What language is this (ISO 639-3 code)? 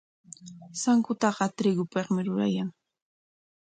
qwa